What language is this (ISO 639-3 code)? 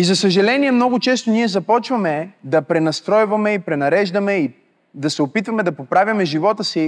bul